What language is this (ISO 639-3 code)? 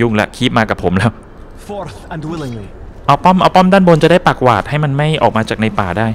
tha